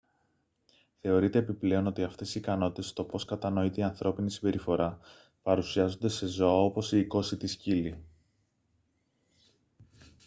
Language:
Greek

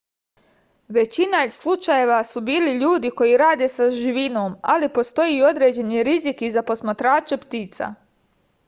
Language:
Serbian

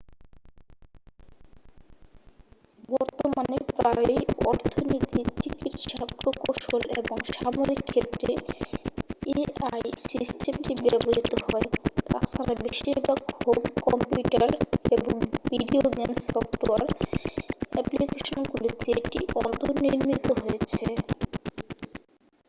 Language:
Bangla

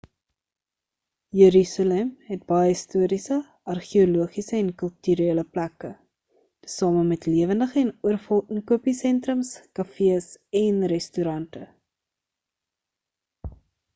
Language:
Afrikaans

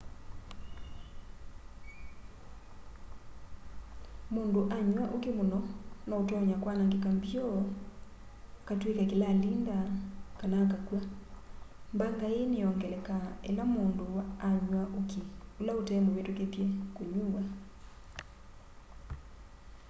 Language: Kamba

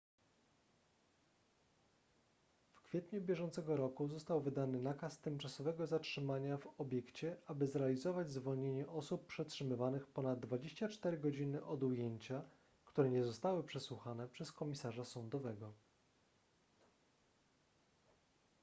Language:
Polish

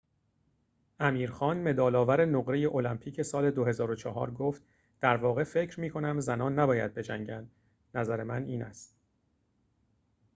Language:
Persian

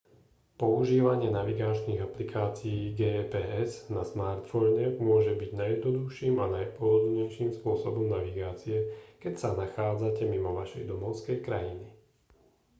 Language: Slovak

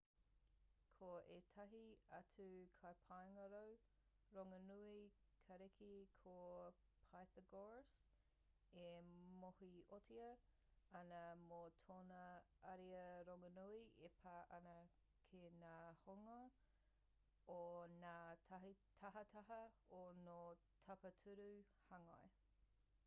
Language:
Māori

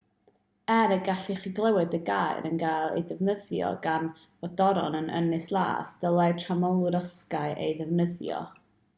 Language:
Welsh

